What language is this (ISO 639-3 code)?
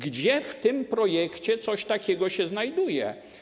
pol